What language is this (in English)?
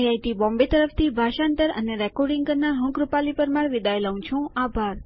Gujarati